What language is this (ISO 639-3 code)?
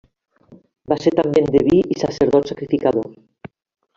cat